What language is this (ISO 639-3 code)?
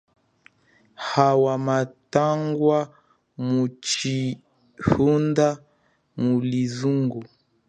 cjk